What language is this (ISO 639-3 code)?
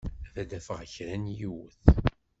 kab